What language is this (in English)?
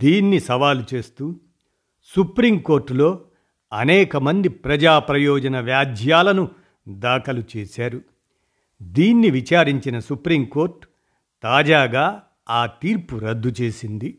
Telugu